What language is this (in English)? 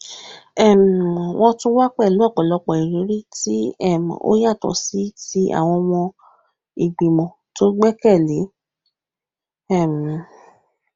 Yoruba